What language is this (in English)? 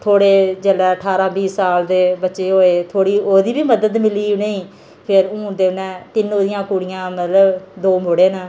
Dogri